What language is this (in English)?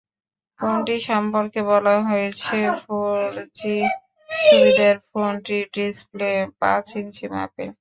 Bangla